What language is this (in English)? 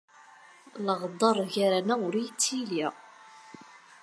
Kabyle